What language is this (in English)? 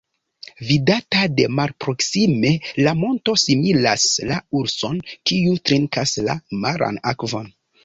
Esperanto